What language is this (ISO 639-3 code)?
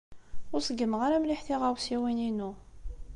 kab